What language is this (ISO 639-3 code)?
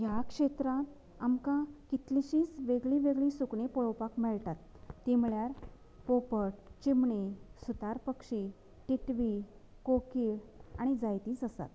kok